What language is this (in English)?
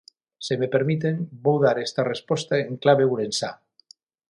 Galician